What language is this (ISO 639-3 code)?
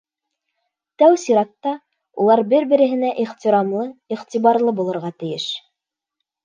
bak